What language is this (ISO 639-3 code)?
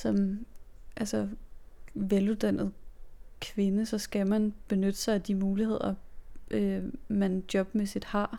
dan